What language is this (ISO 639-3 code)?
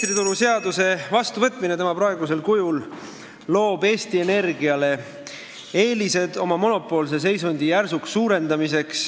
est